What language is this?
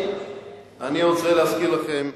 Hebrew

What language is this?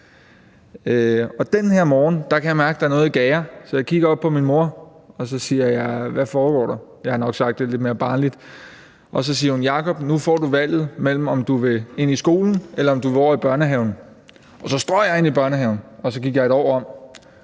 Danish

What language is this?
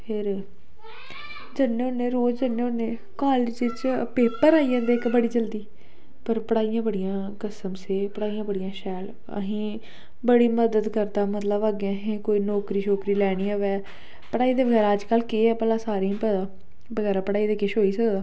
Dogri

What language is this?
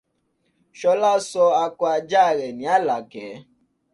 Yoruba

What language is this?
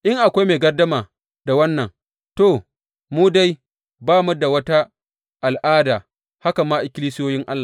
Hausa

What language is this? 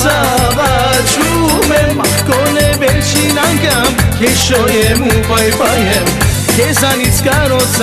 Arabic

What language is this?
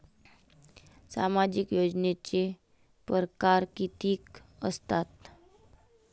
Marathi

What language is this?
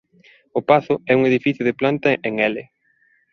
Galician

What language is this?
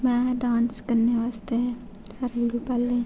Dogri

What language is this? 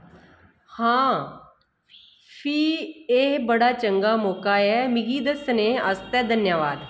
Dogri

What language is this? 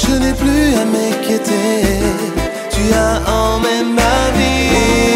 Greek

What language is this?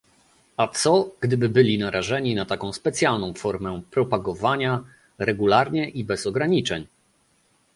Polish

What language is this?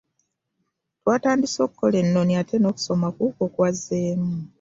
Ganda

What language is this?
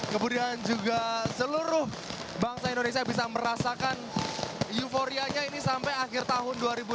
Indonesian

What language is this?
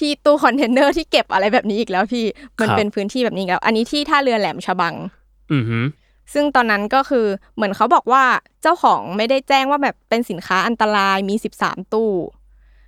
Thai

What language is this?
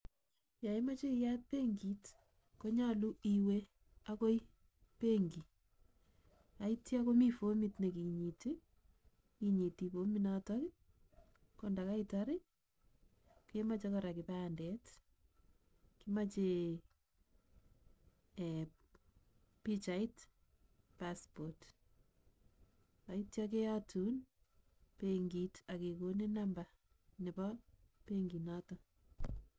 Kalenjin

